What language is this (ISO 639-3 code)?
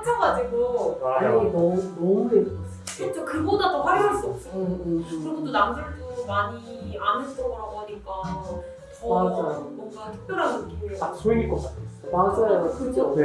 kor